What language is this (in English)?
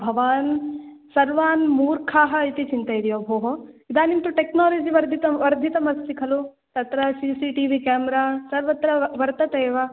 Sanskrit